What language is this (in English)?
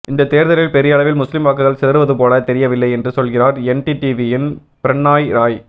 Tamil